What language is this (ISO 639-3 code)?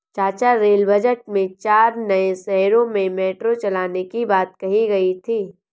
hin